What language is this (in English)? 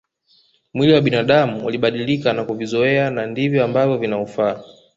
Swahili